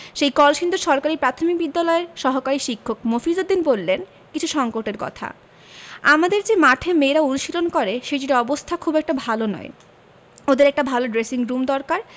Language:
Bangla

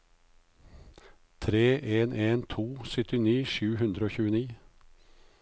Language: Norwegian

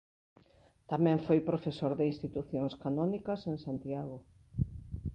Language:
Galician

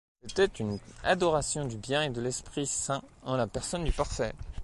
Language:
French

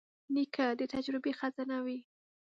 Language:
Pashto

